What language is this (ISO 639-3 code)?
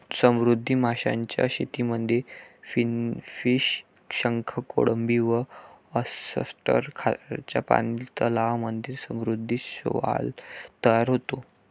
mar